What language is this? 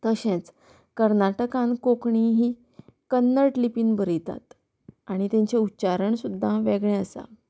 Konkani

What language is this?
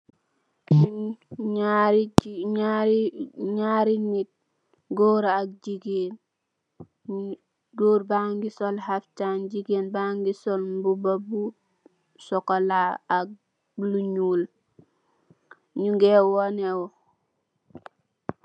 Wolof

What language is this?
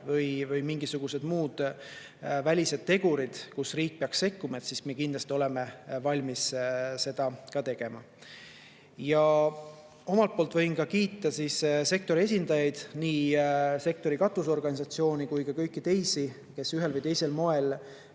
Estonian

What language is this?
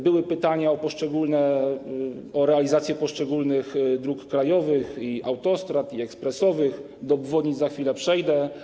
Polish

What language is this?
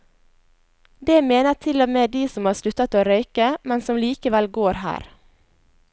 Norwegian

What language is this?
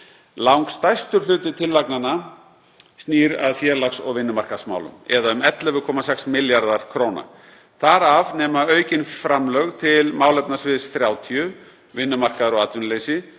Icelandic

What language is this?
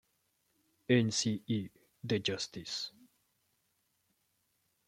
Spanish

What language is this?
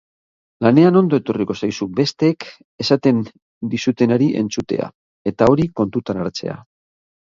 Basque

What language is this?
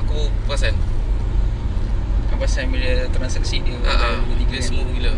Malay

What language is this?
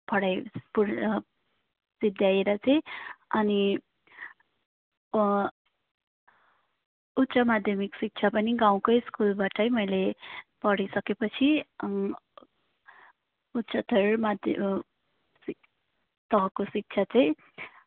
Nepali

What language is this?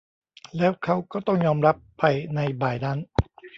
Thai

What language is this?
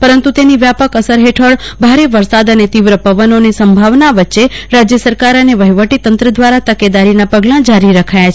Gujarati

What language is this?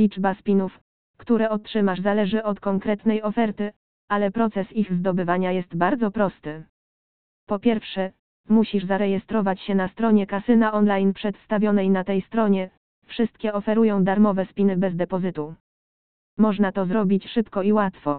Polish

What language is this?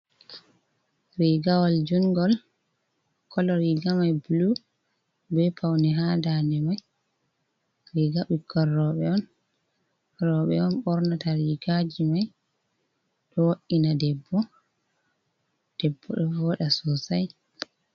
Fula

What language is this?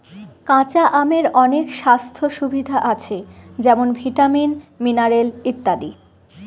Bangla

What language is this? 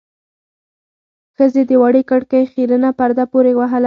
Pashto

